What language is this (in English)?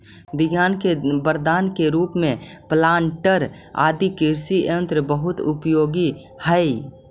Magahi